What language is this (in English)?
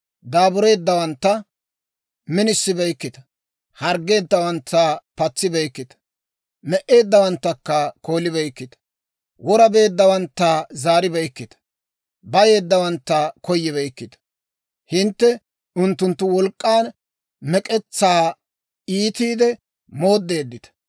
Dawro